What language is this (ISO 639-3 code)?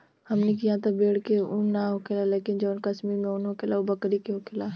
bho